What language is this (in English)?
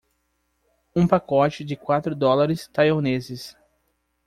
Portuguese